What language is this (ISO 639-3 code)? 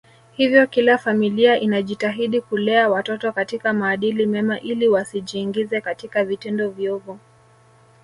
swa